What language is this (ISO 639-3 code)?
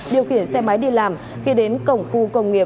vie